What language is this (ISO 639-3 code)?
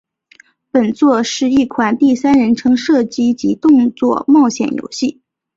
zho